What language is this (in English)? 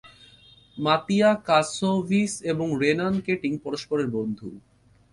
Bangla